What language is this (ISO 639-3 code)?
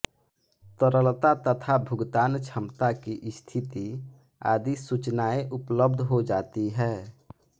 hin